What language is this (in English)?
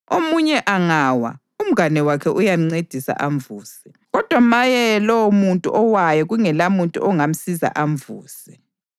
North Ndebele